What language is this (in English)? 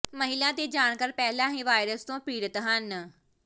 Punjabi